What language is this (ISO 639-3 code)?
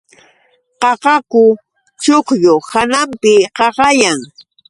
qux